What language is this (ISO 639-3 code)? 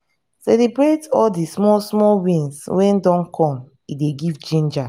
pcm